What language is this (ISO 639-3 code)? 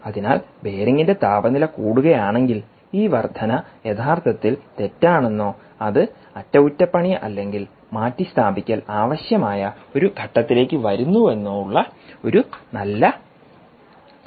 mal